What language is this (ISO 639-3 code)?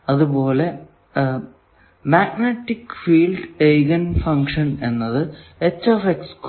mal